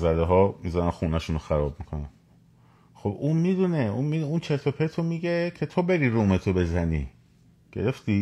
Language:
Persian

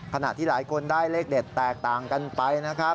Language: Thai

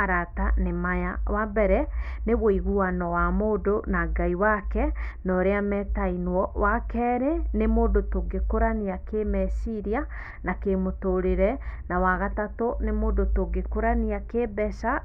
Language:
Kikuyu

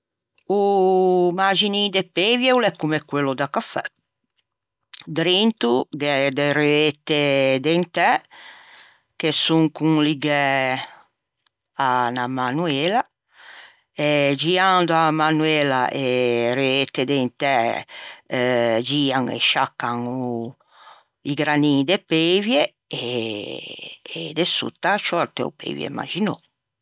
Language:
Ligurian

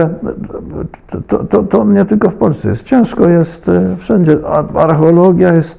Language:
Polish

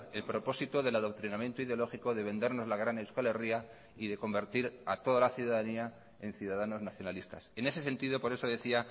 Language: Spanish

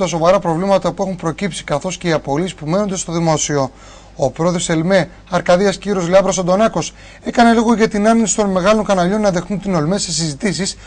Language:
Greek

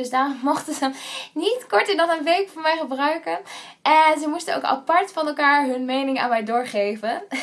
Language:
Dutch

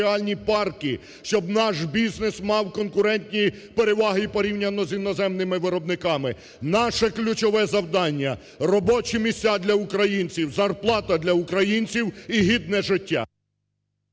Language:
Ukrainian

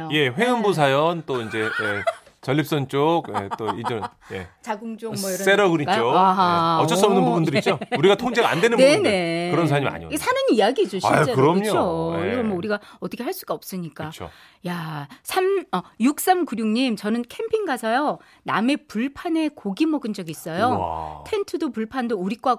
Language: Korean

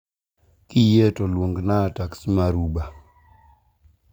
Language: Luo (Kenya and Tanzania)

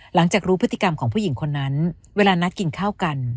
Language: Thai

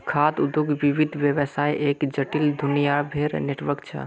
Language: Magahi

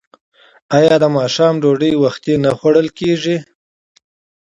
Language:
Pashto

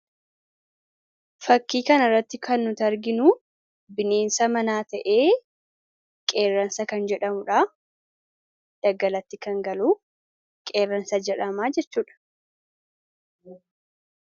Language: Oromo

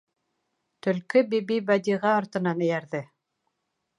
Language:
Bashkir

